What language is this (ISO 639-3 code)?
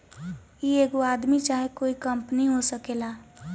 bho